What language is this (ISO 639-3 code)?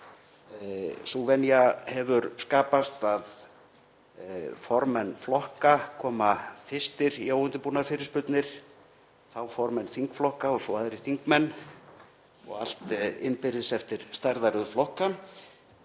isl